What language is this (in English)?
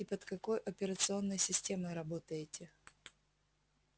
Russian